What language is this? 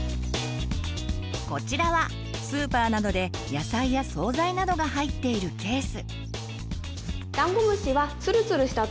Japanese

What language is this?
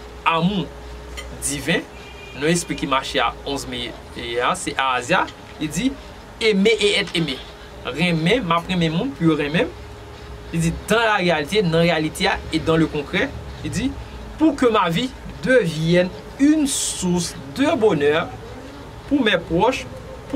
French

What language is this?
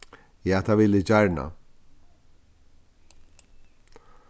Faroese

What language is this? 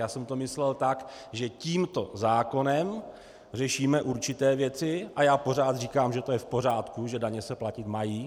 Czech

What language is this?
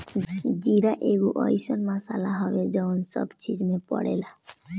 Bhojpuri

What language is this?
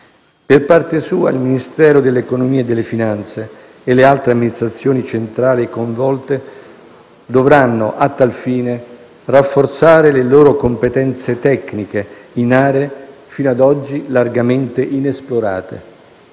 Italian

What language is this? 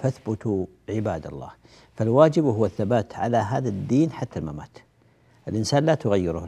Arabic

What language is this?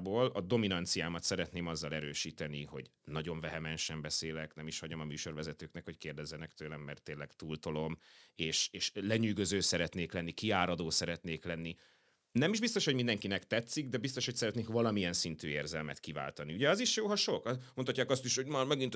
Hungarian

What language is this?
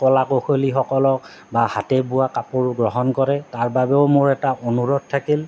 Assamese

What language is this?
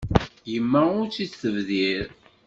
Kabyle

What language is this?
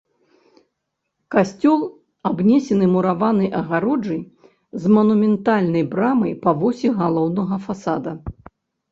Belarusian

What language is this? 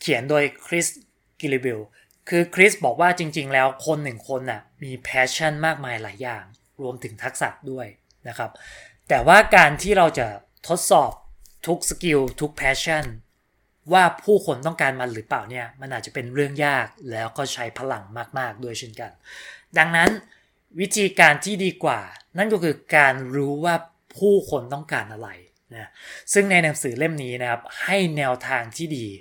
Thai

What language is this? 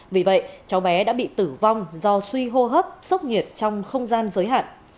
Vietnamese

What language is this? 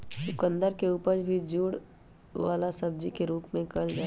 Magahi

